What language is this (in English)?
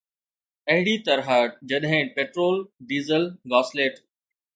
Sindhi